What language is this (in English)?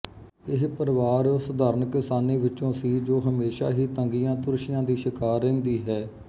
Punjabi